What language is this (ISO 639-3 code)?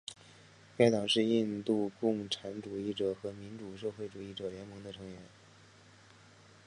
zho